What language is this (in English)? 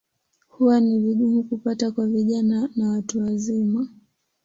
Swahili